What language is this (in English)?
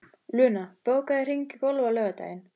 Icelandic